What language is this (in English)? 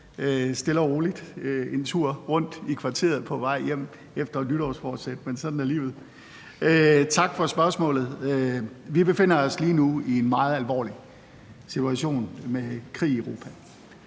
Danish